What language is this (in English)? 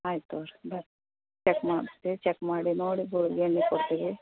Kannada